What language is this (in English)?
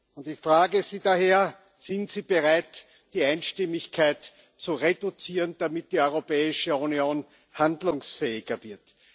German